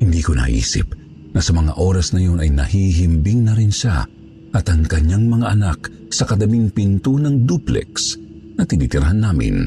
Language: Filipino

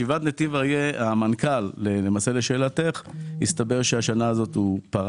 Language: Hebrew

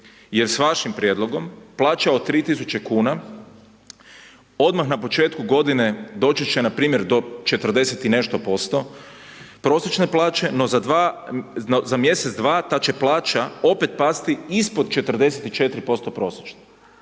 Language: Croatian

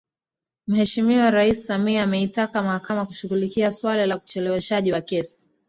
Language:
Swahili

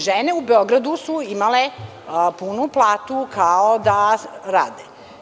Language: Serbian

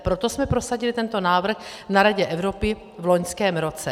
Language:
Czech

